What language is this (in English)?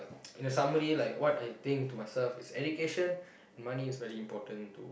English